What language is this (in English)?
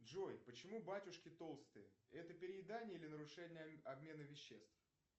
Russian